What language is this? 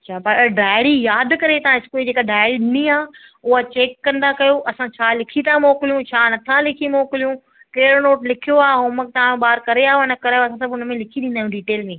Sindhi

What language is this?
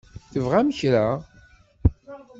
Kabyle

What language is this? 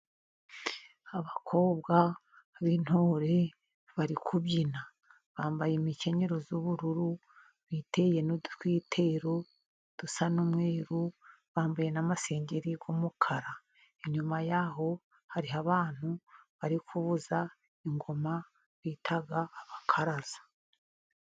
Kinyarwanda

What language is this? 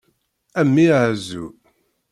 Kabyle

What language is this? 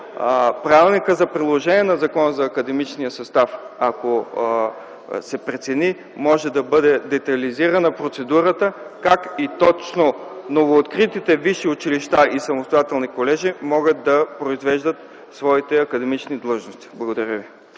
Bulgarian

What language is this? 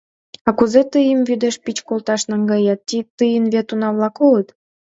Mari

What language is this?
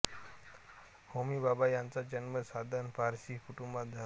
Marathi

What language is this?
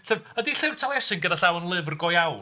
Welsh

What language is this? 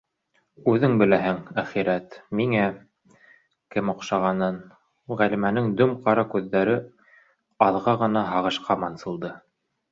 Bashkir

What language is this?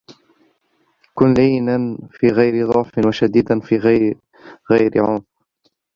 Arabic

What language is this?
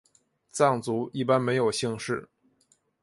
Chinese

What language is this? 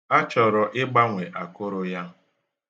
Igbo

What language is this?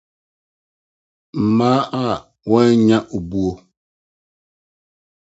Akan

